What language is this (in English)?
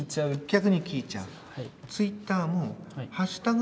Japanese